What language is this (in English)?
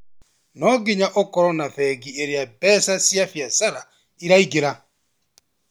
Kikuyu